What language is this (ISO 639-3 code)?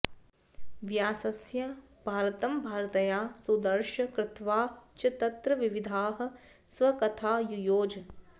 san